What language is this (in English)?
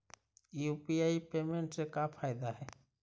Magahi